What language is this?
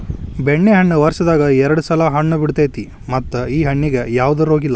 Kannada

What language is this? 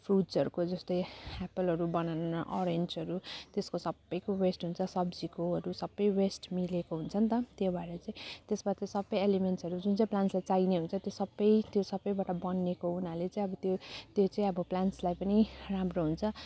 Nepali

